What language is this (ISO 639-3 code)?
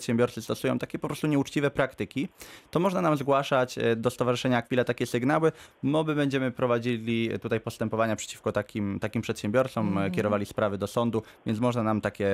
pol